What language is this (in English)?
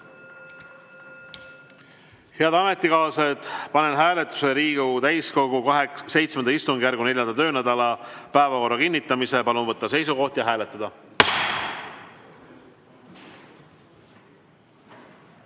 Estonian